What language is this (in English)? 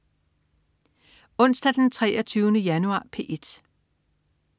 Danish